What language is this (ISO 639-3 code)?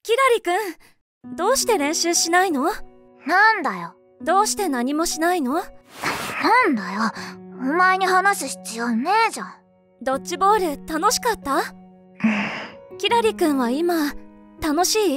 jpn